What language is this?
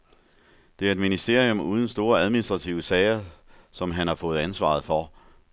Danish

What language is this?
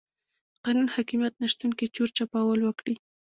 Pashto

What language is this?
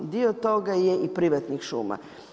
Croatian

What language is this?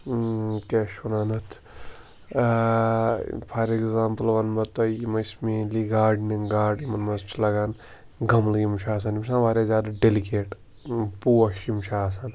Kashmiri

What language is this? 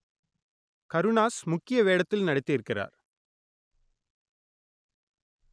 Tamil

